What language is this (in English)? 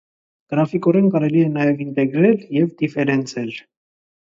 Armenian